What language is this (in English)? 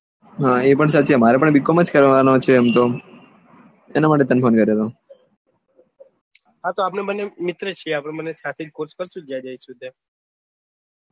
Gujarati